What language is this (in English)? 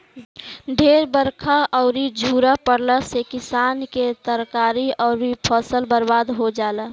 Bhojpuri